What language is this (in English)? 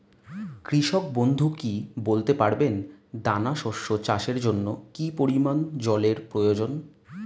Bangla